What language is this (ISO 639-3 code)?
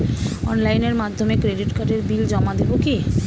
ben